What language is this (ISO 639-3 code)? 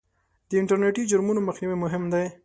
pus